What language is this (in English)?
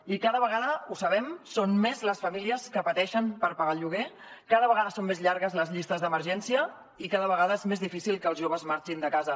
Catalan